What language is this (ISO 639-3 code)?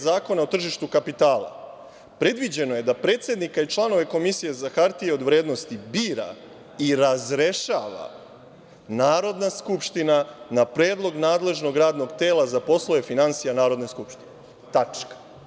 srp